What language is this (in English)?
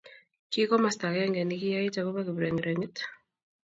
Kalenjin